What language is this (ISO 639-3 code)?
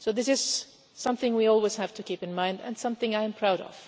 eng